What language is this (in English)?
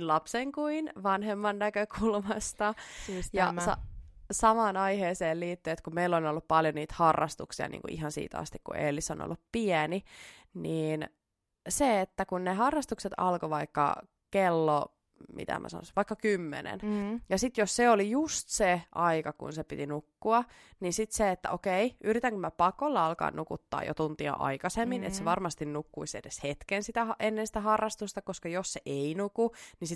Finnish